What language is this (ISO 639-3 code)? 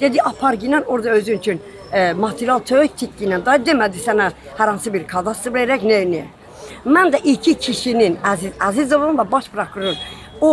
tur